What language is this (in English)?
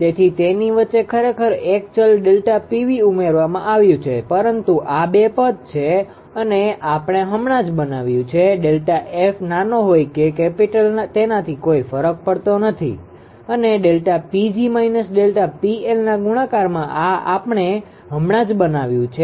Gujarati